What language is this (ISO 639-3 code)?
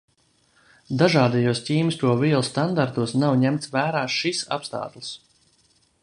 lav